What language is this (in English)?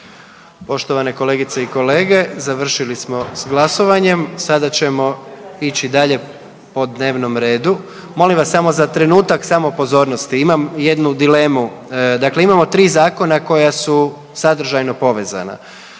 Croatian